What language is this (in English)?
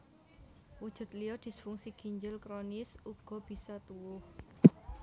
Javanese